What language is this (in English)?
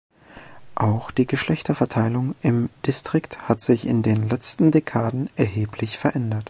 German